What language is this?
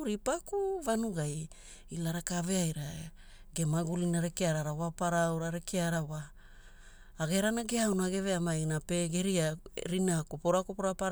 Hula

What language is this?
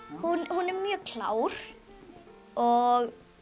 Icelandic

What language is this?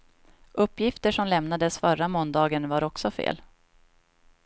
Swedish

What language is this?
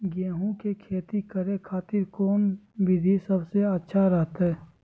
Magahi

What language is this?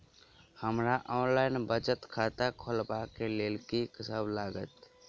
Maithili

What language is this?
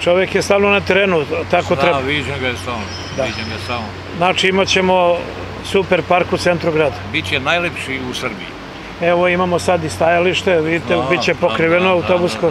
Romanian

